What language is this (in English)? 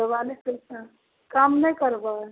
Maithili